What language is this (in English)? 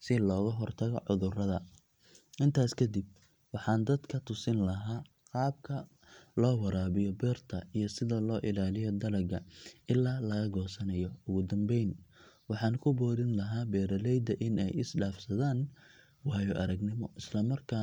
Somali